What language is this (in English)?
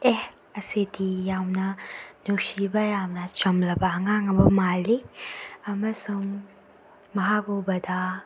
Manipuri